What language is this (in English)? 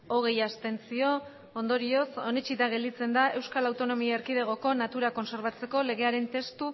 Basque